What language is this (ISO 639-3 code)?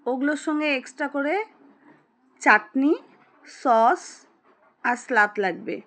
ben